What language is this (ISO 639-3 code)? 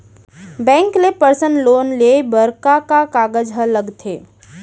hne